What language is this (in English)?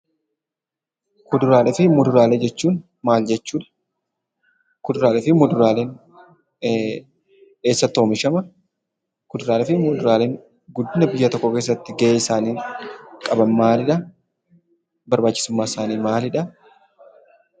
Oromo